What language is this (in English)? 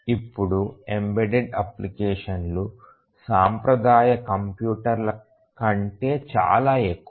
Telugu